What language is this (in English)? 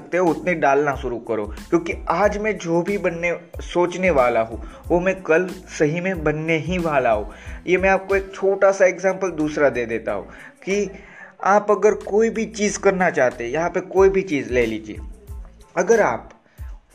Hindi